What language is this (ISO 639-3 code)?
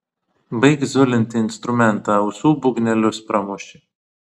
lit